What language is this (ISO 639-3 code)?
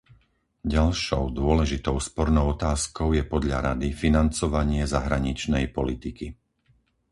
slk